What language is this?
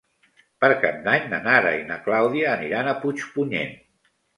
Catalan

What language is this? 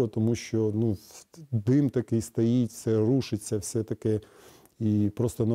Ukrainian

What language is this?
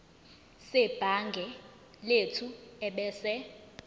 Zulu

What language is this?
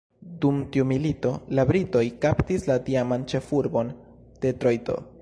Esperanto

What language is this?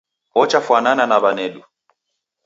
Taita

